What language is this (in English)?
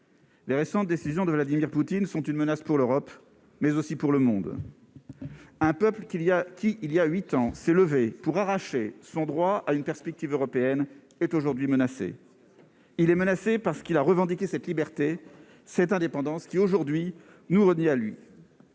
French